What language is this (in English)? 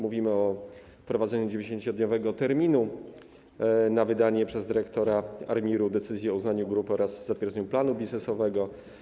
Polish